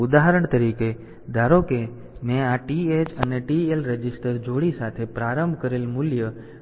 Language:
Gujarati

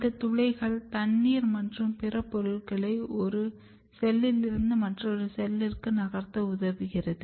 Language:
Tamil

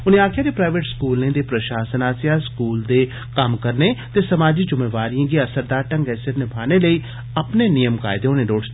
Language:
Dogri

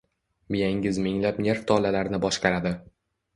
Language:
Uzbek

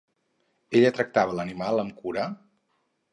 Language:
Catalan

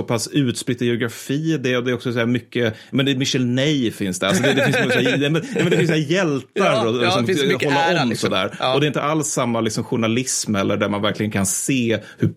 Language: Swedish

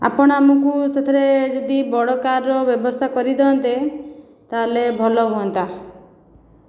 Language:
Odia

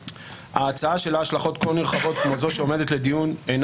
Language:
Hebrew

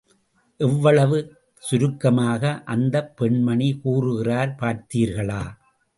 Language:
Tamil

